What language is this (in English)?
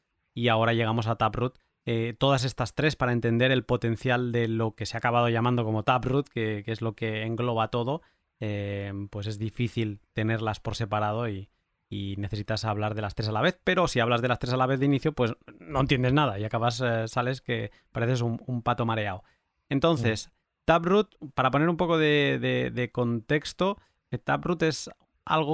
Spanish